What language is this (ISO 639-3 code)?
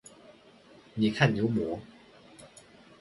zho